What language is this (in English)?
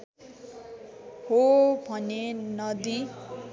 Nepali